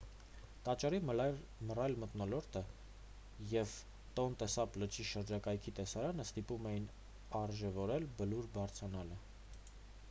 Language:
Armenian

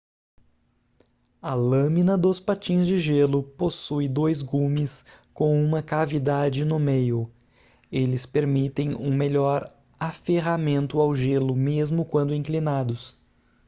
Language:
Portuguese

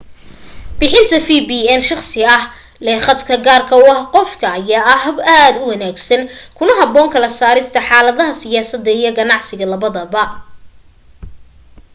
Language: Somali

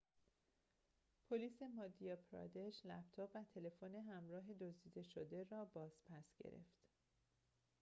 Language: Persian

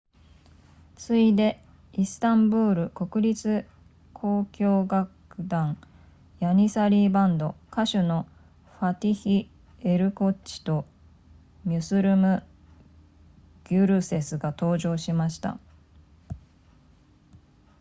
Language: Japanese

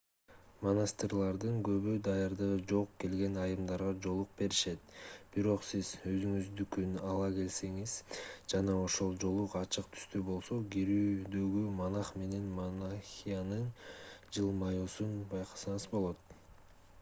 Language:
Kyrgyz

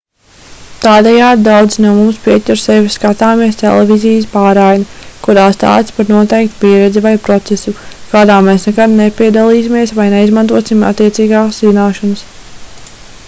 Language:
Latvian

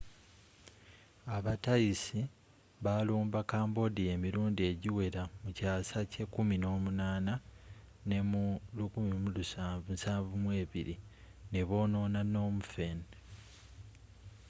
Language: Ganda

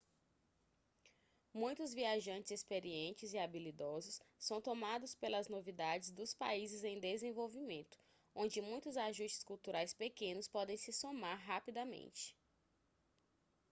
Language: Portuguese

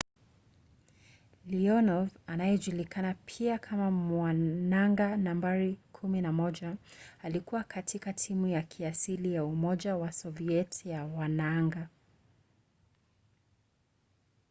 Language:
Swahili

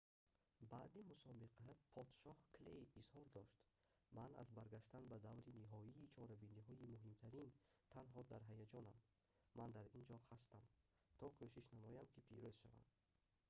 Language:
Tajik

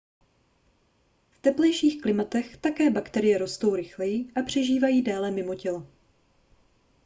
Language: Czech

